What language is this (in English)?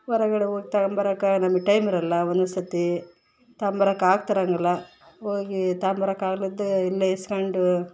Kannada